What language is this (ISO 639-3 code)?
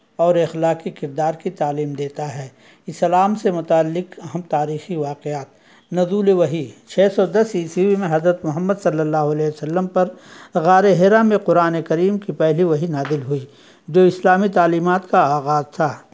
urd